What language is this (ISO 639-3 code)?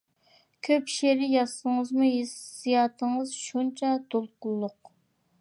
uig